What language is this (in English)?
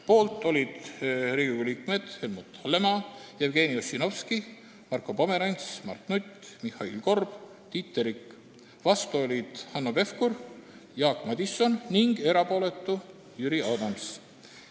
Estonian